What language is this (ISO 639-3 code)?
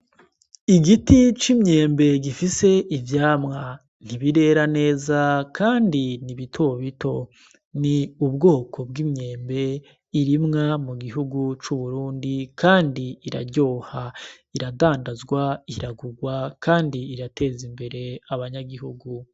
run